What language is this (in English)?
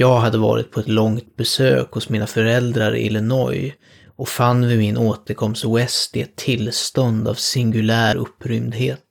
Swedish